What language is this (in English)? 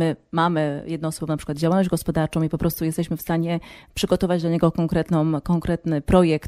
Polish